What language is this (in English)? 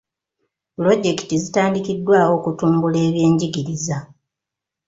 Ganda